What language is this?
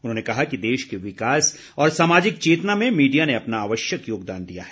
Hindi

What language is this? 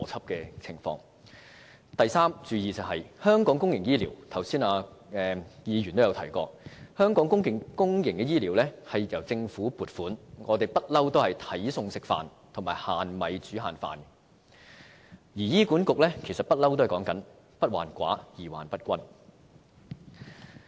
Cantonese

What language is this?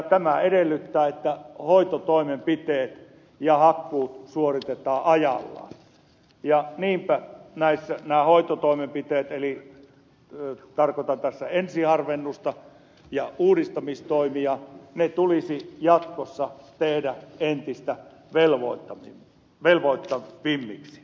Finnish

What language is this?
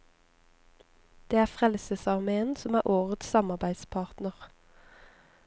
Norwegian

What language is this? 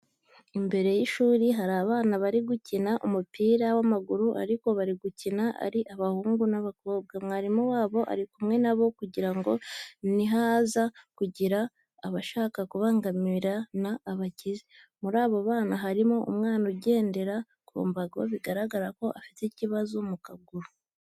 Kinyarwanda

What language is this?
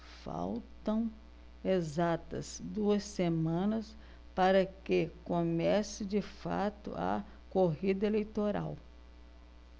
Portuguese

